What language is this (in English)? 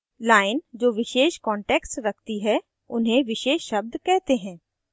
Hindi